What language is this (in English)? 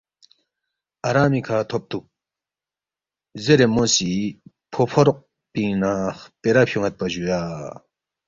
Balti